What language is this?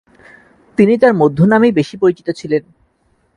Bangla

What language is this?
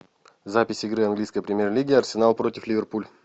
Russian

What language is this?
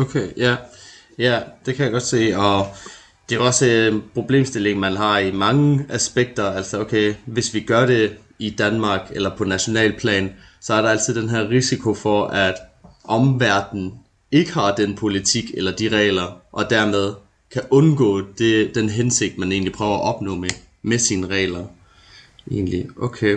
Danish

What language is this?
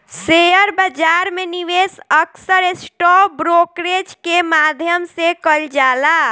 Bhojpuri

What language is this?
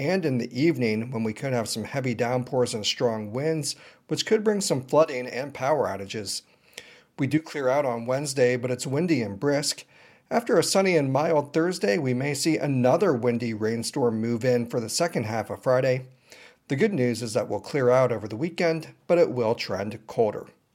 English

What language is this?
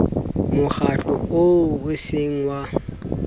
Southern Sotho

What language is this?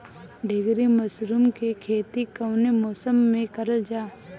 Bhojpuri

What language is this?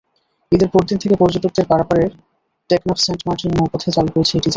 Bangla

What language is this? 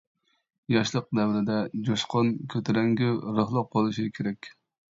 Uyghur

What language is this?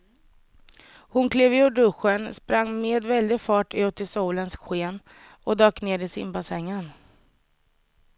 Swedish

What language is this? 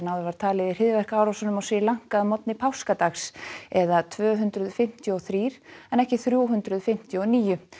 Icelandic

